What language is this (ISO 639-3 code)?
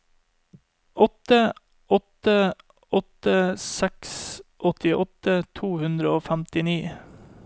nor